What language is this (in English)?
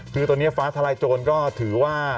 Thai